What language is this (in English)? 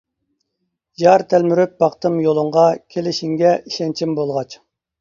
Uyghur